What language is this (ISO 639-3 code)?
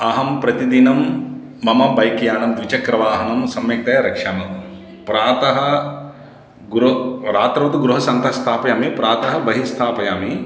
san